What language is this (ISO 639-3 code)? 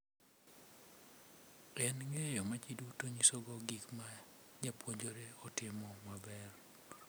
luo